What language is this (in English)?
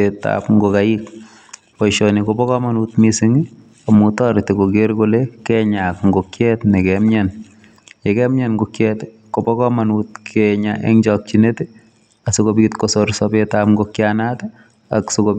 Kalenjin